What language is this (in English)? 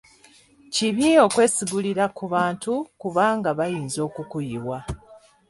Ganda